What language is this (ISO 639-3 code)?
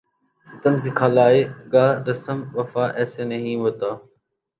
urd